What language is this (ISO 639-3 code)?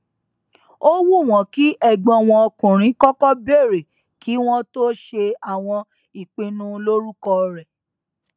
yor